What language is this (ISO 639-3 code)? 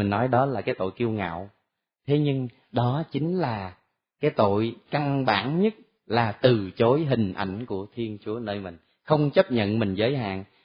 vie